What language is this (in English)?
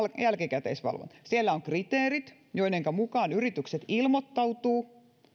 Finnish